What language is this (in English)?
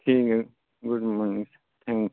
Urdu